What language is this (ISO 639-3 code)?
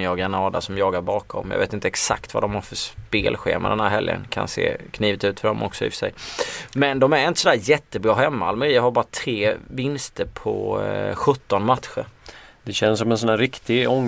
swe